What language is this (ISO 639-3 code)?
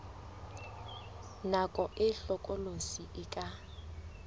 sot